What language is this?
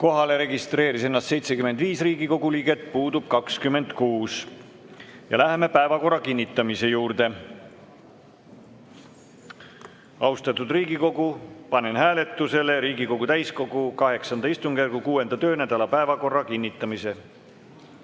Estonian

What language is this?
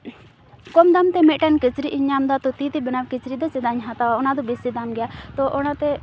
Santali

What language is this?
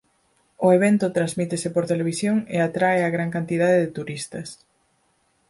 Galician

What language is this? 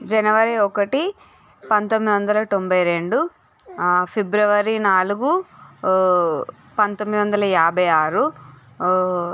Telugu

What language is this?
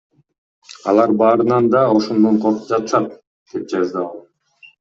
Kyrgyz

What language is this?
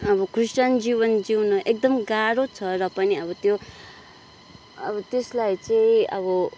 Nepali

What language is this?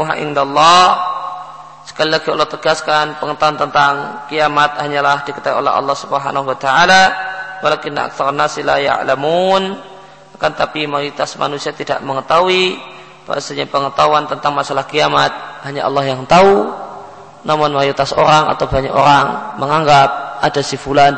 Indonesian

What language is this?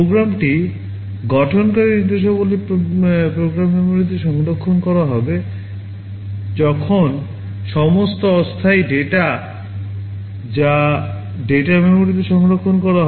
Bangla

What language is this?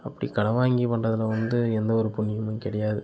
Tamil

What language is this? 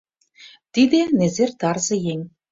Mari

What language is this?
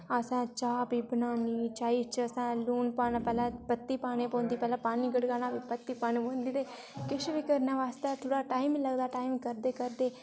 Dogri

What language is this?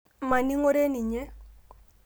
Masai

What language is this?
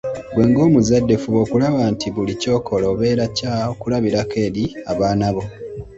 Ganda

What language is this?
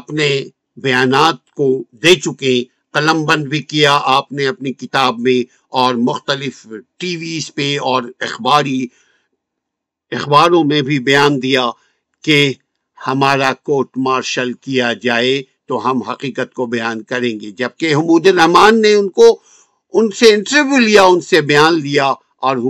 Urdu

